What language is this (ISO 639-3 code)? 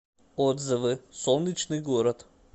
rus